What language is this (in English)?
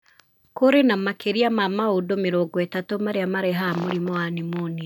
Kikuyu